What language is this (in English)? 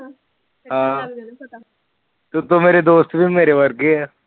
Punjabi